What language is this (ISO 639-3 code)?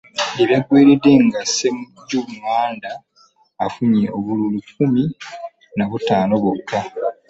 lug